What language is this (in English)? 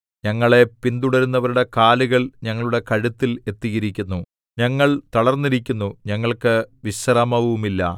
Malayalam